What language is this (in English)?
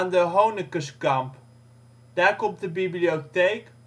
Dutch